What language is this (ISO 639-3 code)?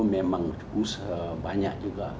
ind